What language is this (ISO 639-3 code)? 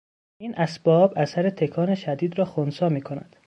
fas